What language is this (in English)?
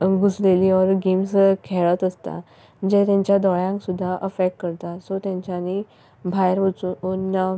Konkani